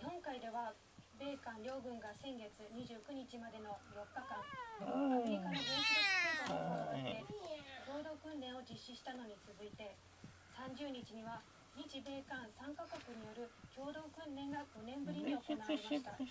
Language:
Japanese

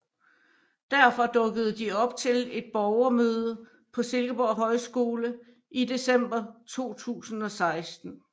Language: Danish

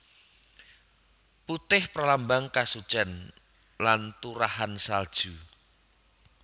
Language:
Javanese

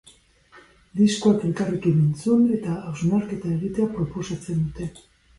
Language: Basque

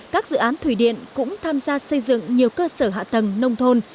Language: Vietnamese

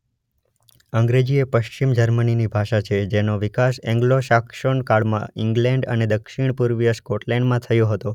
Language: Gujarati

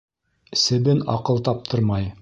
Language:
Bashkir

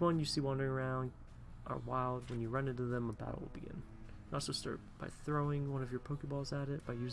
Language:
English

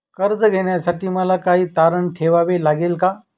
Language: Marathi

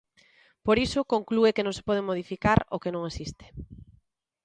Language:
Galician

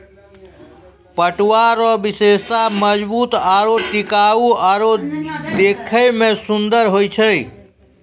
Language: Maithili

